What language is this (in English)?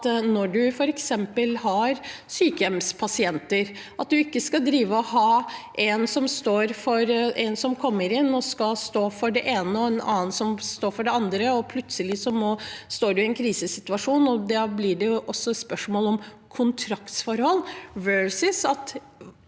Norwegian